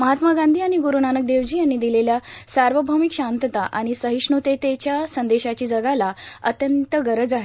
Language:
Marathi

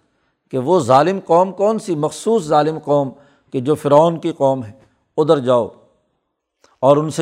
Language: Urdu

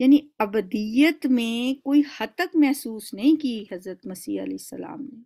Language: Hindi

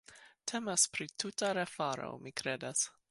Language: Esperanto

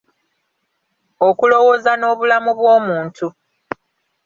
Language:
Ganda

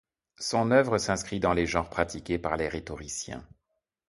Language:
French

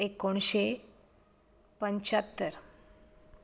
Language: Konkani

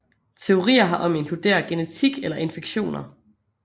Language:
Danish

